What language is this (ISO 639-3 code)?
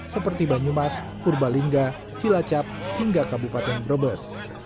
ind